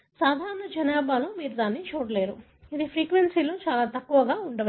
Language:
Telugu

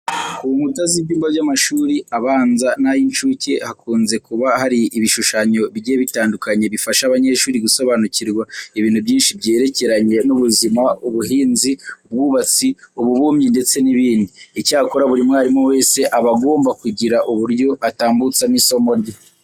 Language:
Kinyarwanda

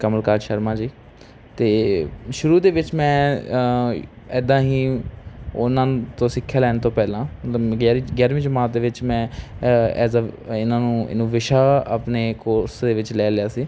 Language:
Punjabi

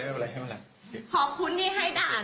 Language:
Thai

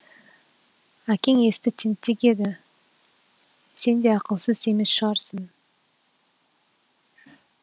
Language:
Kazakh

